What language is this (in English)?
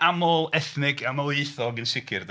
Welsh